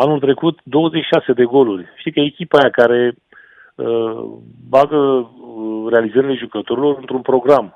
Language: Romanian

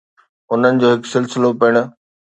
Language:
Sindhi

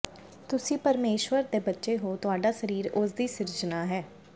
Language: Punjabi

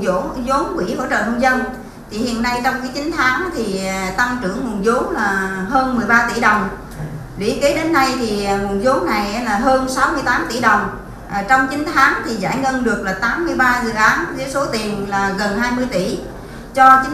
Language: Vietnamese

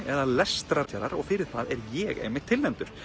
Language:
Icelandic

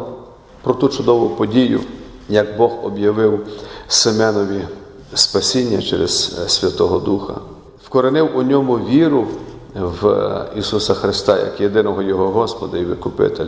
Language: Ukrainian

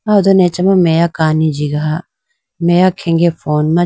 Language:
Idu-Mishmi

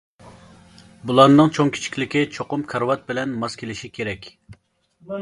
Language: Uyghur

